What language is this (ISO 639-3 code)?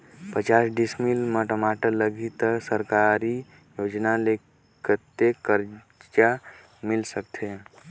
hne